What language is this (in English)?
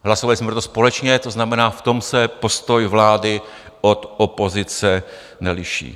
Czech